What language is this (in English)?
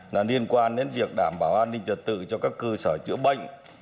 Vietnamese